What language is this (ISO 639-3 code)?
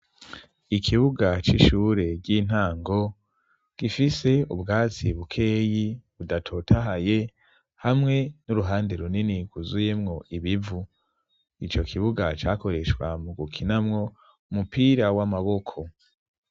run